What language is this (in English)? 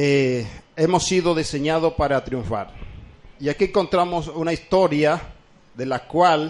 Spanish